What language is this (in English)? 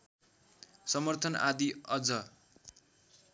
Nepali